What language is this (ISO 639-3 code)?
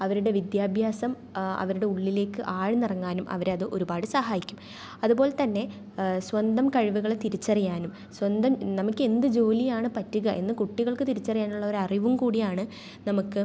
mal